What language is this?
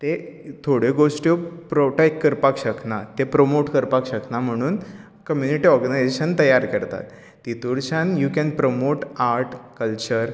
Konkani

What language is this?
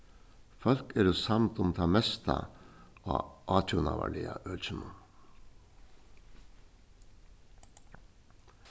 Faroese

